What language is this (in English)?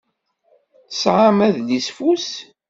Kabyle